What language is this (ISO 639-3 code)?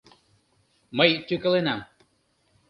chm